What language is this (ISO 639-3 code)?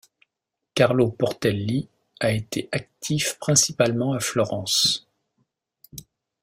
fra